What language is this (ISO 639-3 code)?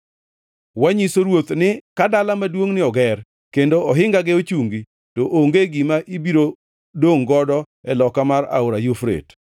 luo